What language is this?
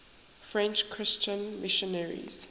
English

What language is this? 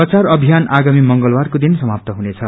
Nepali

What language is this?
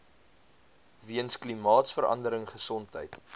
Afrikaans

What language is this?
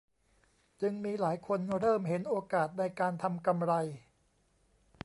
Thai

